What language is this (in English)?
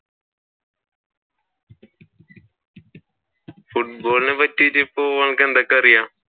Malayalam